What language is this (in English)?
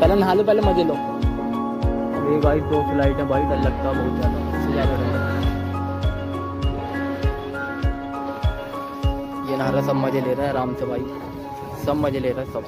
Hindi